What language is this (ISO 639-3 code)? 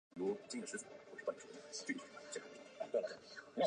zho